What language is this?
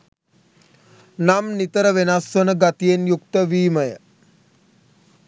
Sinhala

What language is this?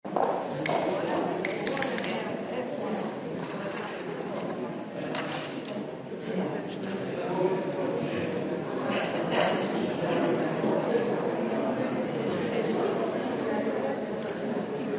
Slovenian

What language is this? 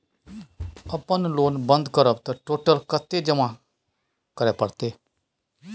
Maithili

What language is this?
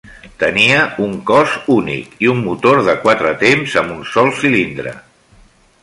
Catalan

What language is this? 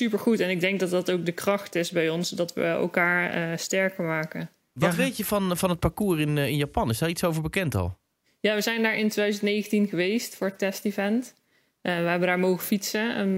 Dutch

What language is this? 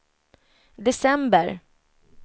Swedish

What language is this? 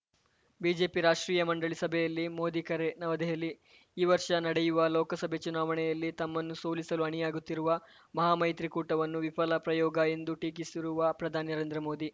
Kannada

